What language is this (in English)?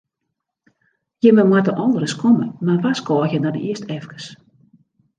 Western Frisian